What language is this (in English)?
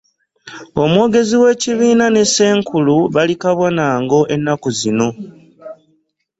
Ganda